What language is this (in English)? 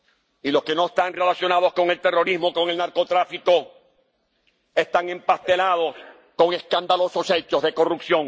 Spanish